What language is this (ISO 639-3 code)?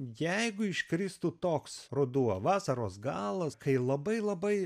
lit